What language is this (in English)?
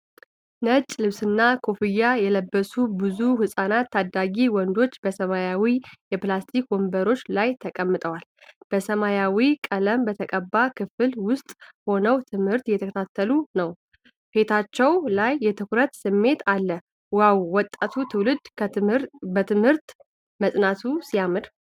Amharic